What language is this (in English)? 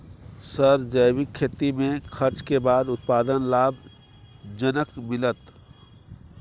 Maithili